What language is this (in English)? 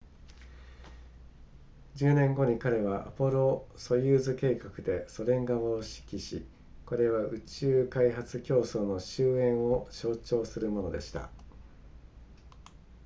Japanese